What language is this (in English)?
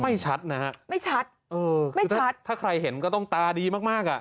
Thai